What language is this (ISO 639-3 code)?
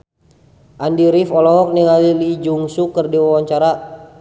sun